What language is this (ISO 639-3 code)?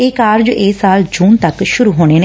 pan